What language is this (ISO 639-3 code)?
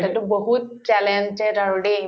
asm